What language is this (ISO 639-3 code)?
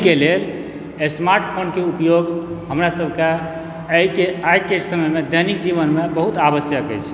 mai